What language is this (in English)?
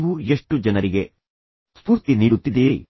Kannada